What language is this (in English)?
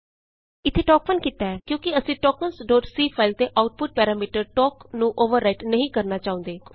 Punjabi